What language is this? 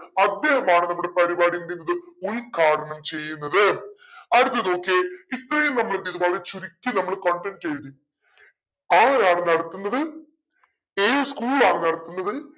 Malayalam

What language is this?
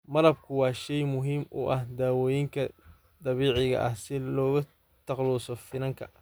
Somali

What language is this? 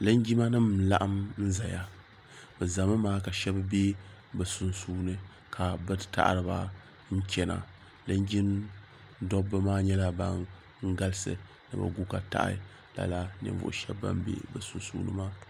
Dagbani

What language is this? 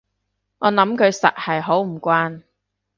Cantonese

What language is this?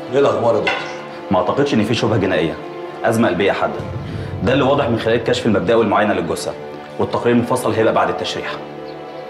Arabic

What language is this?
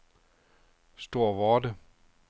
Danish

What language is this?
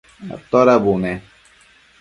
Matsés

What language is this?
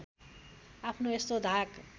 Nepali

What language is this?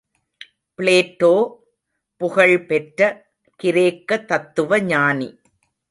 Tamil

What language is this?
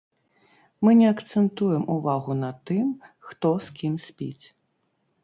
Belarusian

